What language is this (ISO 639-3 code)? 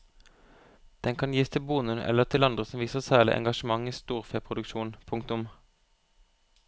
nor